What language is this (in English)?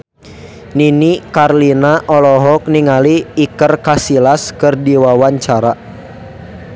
Sundanese